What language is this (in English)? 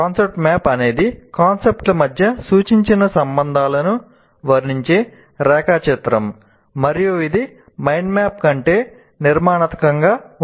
Telugu